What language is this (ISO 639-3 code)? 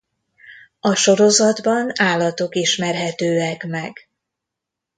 hun